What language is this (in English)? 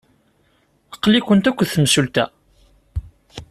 Kabyle